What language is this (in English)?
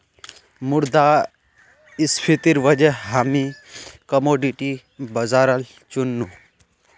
Magahi